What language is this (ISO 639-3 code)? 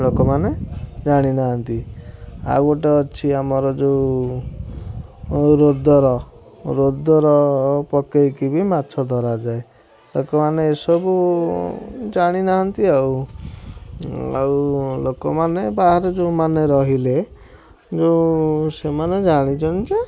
ori